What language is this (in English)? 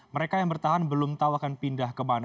Indonesian